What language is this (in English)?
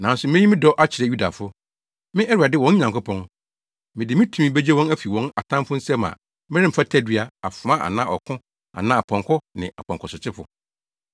Akan